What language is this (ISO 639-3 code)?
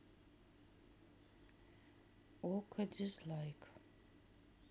rus